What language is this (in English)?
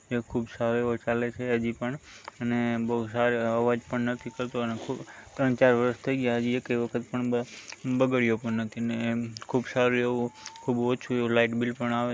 Gujarati